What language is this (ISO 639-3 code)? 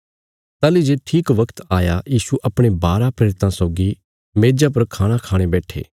kfs